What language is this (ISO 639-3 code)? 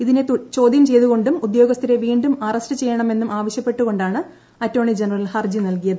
mal